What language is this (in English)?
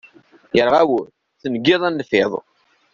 Kabyle